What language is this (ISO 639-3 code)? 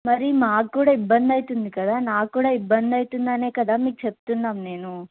tel